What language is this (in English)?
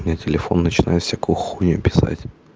Russian